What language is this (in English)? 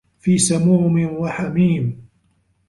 Arabic